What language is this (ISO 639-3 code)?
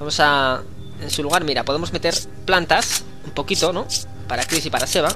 spa